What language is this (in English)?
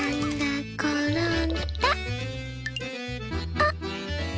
Japanese